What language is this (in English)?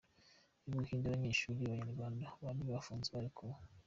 Kinyarwanda